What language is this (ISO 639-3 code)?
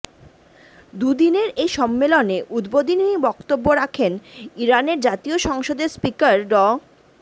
ben